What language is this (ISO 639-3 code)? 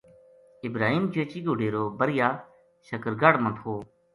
gju